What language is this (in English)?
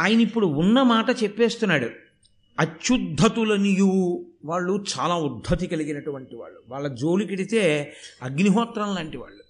Telugu